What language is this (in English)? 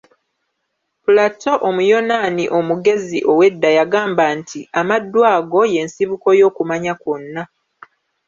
Ganda